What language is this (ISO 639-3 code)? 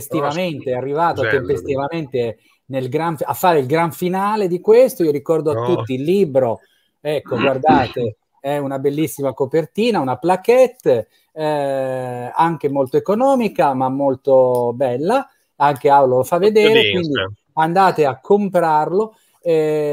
ita